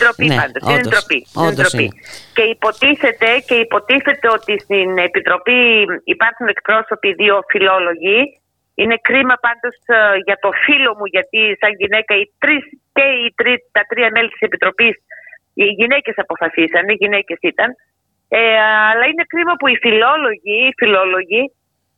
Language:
Greek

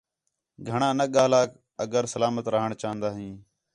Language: Khetrani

